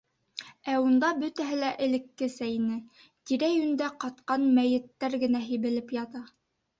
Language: Bashkir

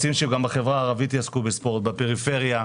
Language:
Hebrew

